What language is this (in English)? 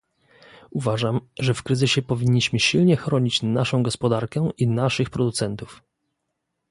Polish